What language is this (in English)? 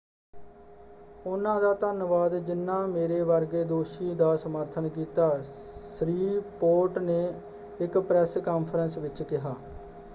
Punjabi